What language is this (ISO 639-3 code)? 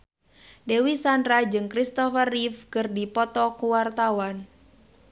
sun